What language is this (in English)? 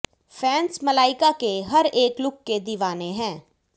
Hindi